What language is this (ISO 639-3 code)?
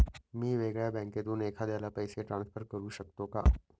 mar